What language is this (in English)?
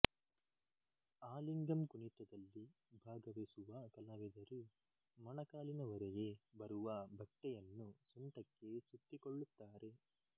Kannada